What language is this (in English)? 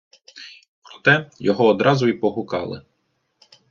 Ukrainian